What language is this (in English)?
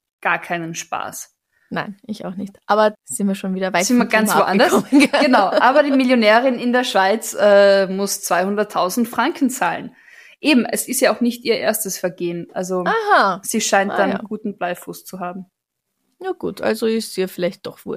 German